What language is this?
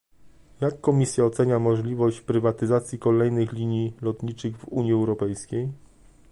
Polish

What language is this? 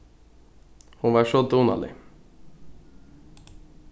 Faroese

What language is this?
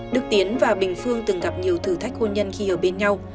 Vietnamese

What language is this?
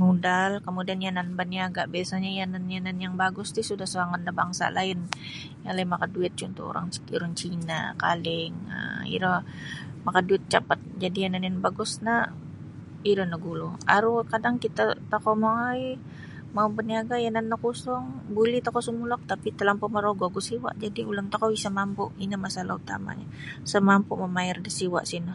Sabah Bisaya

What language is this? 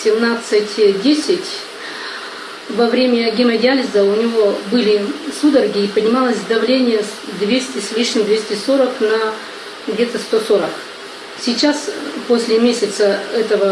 Russian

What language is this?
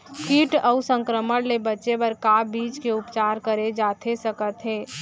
Chhattisgarhi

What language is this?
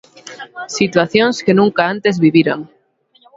Galician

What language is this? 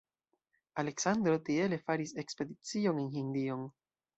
Esperanto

